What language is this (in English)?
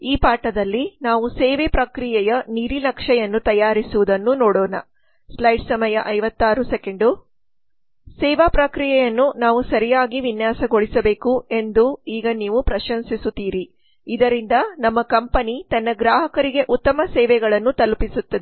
Kannada